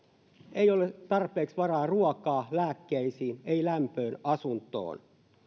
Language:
Finnish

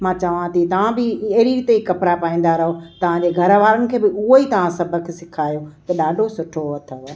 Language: Sindhi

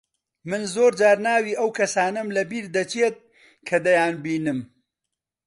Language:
Central Kurdish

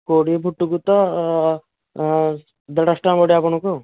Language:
Odia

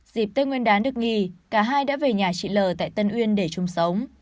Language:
Vietnamese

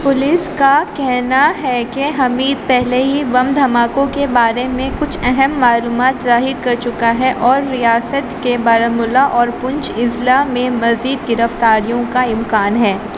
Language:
Urdu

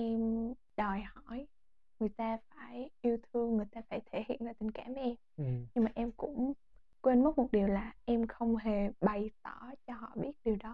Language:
Vietnamese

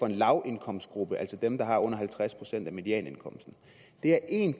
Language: Danish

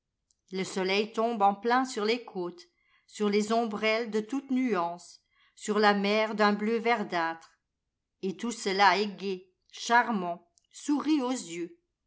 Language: French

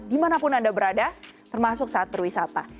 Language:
Indonesian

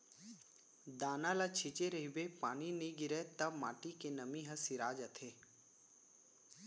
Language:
Chhattisgarhi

